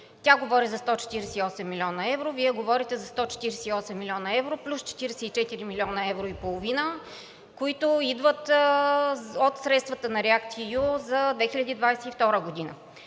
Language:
Bulgarian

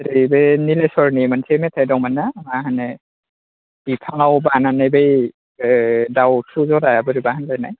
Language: Bodo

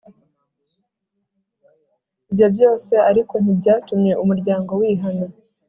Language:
Kinyarwanda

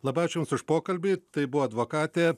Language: Lithuanian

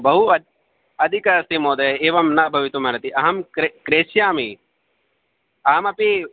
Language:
Sanskrit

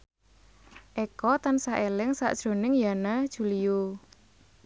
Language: Javanese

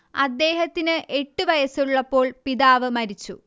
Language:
Malayalam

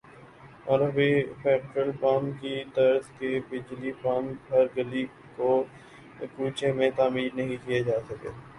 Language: Urdu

